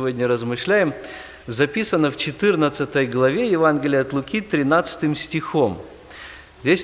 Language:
Russian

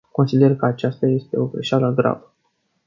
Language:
Romanian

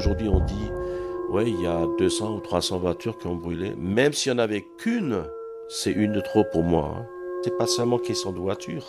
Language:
French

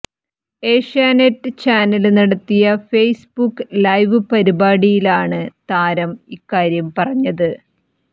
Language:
Malayalam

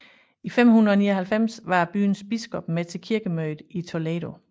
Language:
Danish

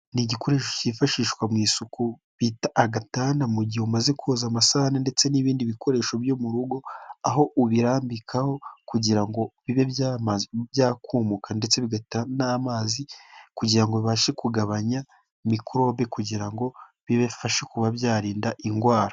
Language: Kinyarwanda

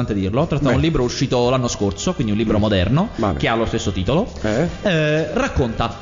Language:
Italian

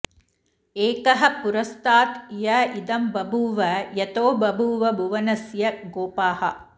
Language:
Sanskrit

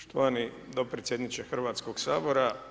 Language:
Croatian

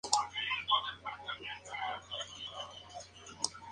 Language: Spanish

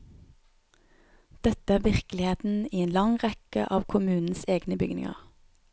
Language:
Norwegian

